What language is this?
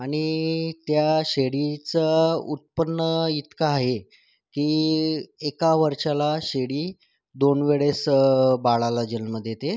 Marathi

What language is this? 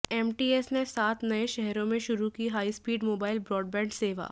Hindi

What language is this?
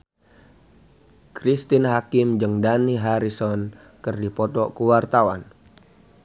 Sundanese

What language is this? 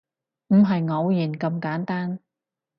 Cantonese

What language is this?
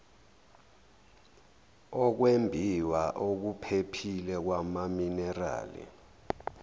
Zulu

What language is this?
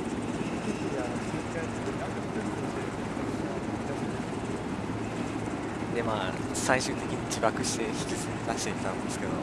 Japanese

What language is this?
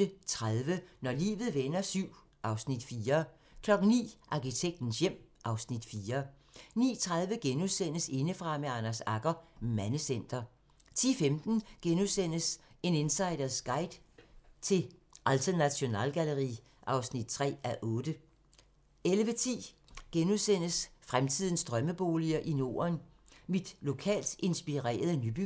Danish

